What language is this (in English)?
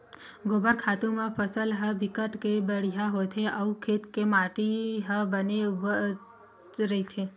Chhattisgarhi